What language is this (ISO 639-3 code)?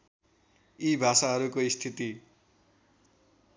nep